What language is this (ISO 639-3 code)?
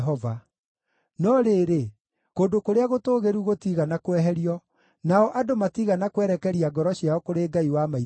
kik